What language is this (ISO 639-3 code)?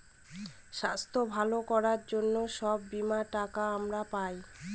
ben